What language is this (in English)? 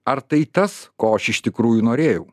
Lithuanian